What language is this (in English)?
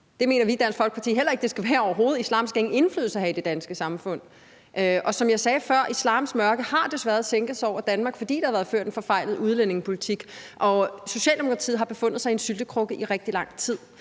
Danish